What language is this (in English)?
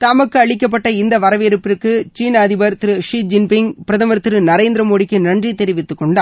Tamil